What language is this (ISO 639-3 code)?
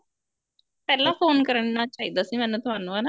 pan